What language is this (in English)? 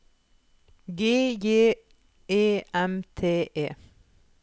Norwegian